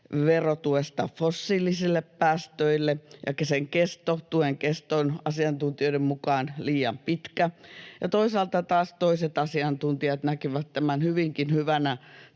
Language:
Finnish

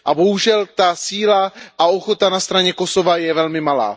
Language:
Czech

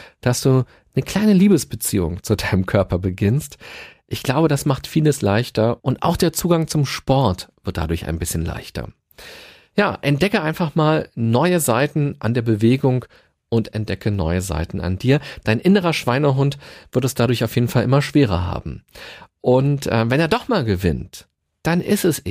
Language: German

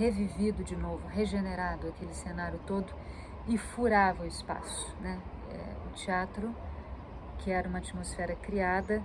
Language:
Portuguese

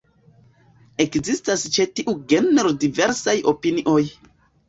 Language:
Esperanto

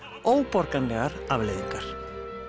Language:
Icelandic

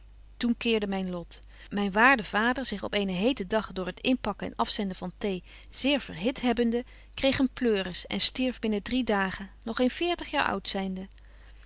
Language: Dutch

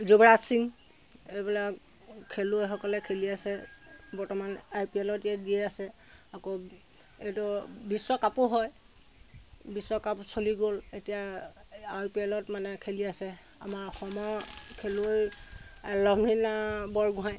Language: Assamese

